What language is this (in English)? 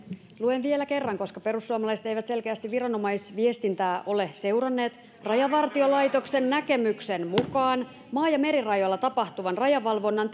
Finnish